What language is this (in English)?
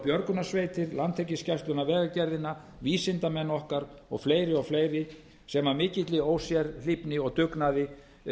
Icelandic